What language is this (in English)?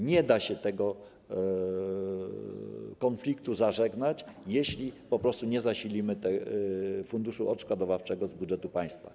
Polish